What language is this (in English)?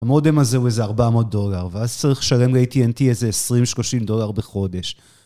Hebrew